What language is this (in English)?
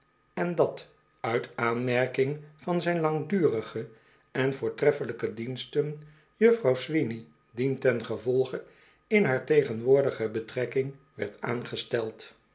Dutch